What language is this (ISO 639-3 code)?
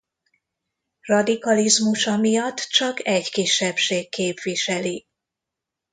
hun